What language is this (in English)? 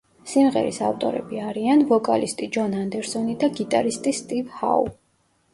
Georgian